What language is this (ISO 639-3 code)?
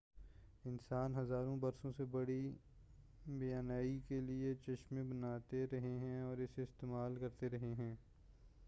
urd